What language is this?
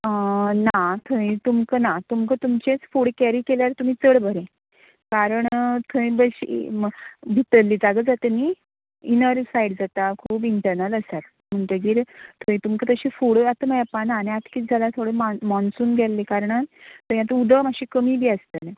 Konkani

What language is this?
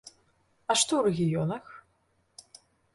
Belarusian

